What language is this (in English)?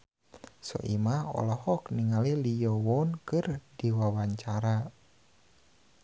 Sundanese